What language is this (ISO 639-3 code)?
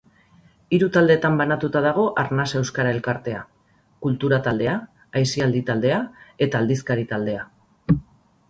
eus